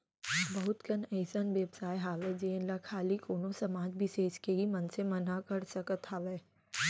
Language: Chhattisgarhi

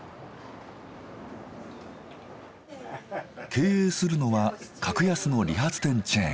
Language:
Japanese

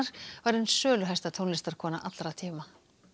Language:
Icelandic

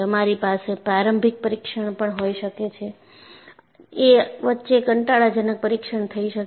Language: Gujarati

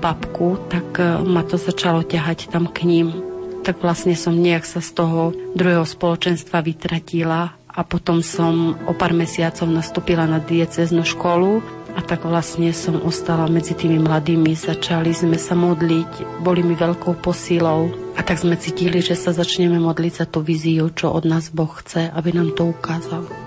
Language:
Slovak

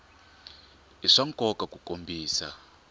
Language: Tsonga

